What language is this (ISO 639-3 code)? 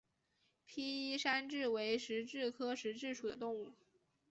zho